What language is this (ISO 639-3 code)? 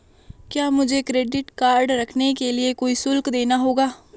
hin